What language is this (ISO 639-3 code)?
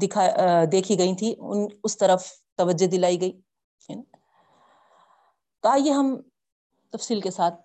urd